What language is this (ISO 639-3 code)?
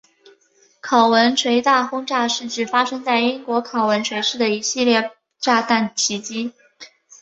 zho